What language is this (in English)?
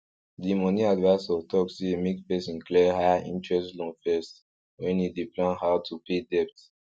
Nigerian Pidgin